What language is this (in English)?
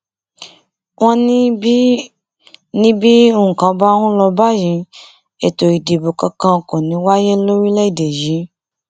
Yoruba